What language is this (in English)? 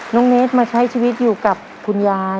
Thai